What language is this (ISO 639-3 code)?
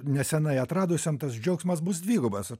lit